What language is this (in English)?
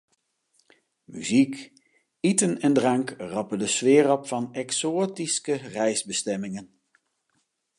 Western Frisian